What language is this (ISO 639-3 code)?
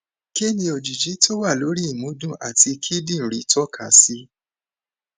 yor